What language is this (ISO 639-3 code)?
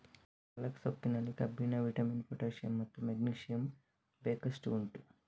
kan